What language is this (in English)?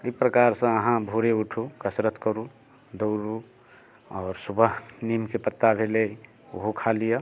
Maithili